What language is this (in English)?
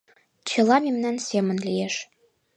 Mari